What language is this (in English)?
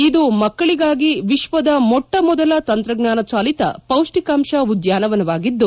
Kannada